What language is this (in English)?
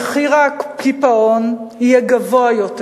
Hebrew